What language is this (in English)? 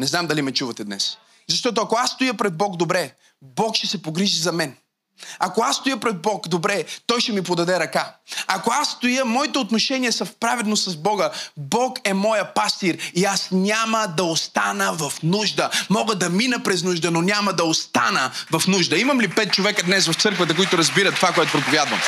Bulgarian